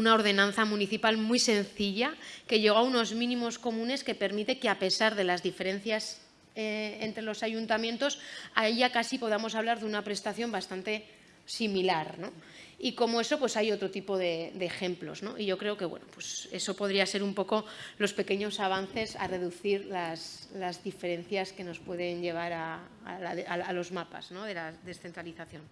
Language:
Spanish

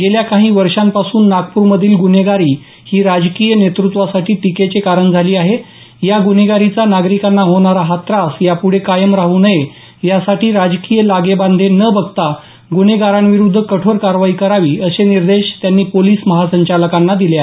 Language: Marathi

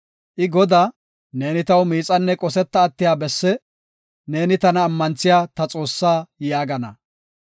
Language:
Gofa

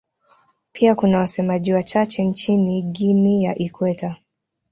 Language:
Swahili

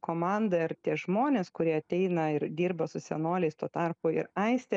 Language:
Lithuanian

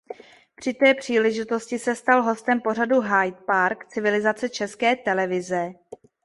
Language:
Czech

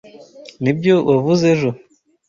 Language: Kinyarwanda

